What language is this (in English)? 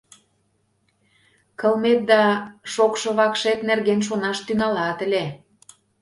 Mari